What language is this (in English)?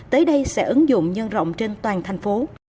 Vietnamese